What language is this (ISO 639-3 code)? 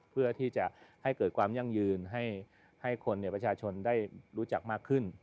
tha